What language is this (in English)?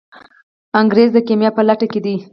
Pashto